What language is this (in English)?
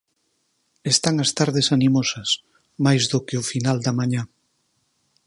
Galician